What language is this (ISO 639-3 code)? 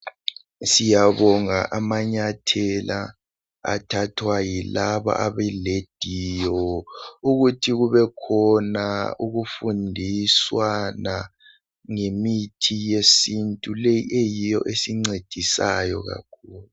nde